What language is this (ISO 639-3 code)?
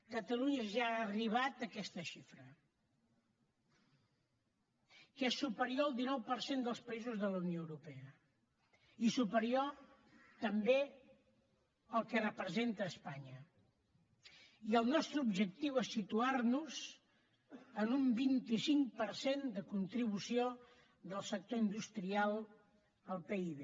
cat